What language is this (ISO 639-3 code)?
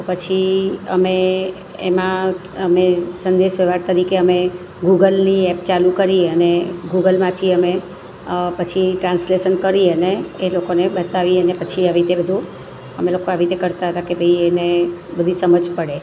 guj